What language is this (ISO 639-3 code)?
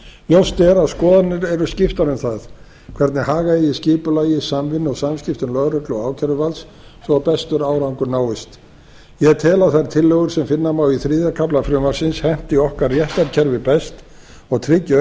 isl